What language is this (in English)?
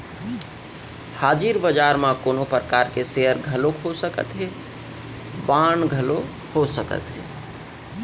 Chhattisgarhi